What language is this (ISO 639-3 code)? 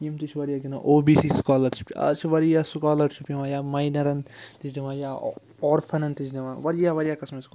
kas